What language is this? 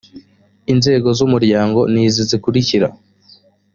Kinyarwanda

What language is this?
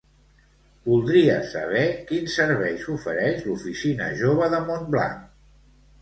Catalan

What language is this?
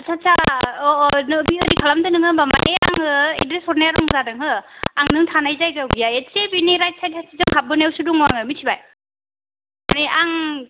Bodo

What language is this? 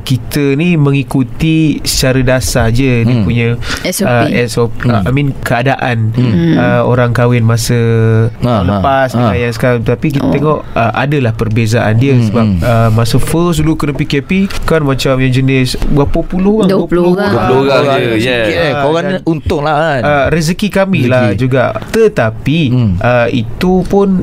Malay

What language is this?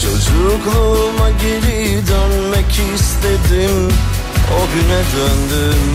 Turkish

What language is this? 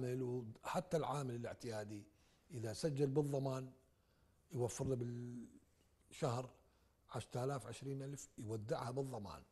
Arabic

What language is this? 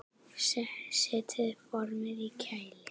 Icelandic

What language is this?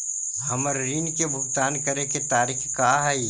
Magahi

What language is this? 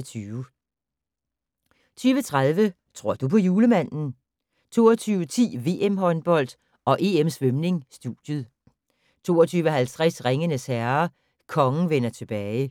Danish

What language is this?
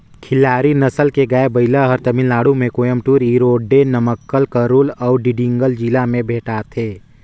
Chhattisgarhi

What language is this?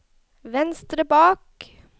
Norwegian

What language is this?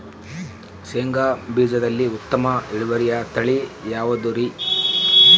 Kannada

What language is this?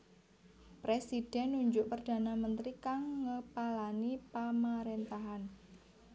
Javanese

